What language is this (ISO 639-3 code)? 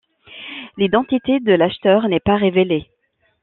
fra